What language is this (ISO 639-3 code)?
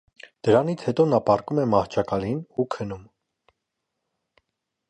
hye